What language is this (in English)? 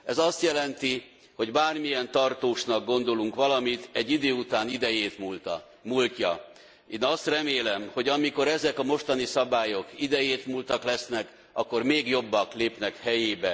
Hungarian